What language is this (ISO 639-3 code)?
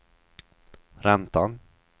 swe